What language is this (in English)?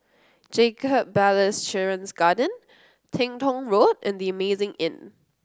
English